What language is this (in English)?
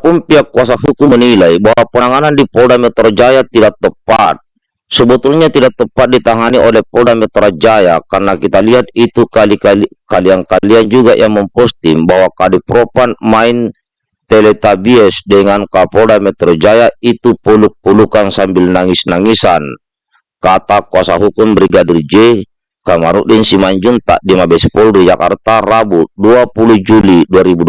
Indonesian